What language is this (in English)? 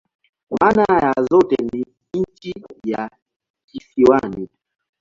Swahili